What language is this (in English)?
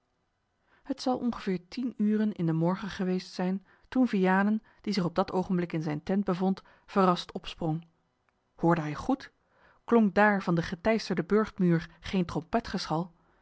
Dutch